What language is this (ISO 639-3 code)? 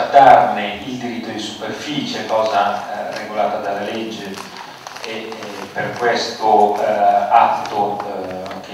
ita